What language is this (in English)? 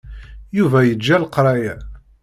Kabyle